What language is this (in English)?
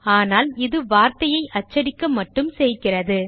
Tamil